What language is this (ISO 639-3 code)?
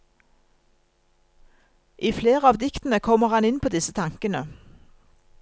nor